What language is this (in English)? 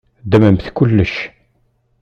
Kabyle